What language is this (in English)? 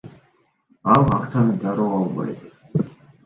Kyrgyz